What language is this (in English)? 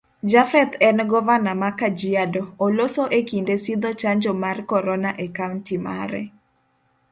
Luo (Kenya and Tanzania)